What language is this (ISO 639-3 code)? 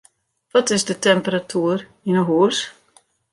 fry